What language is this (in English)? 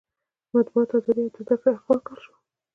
Pashto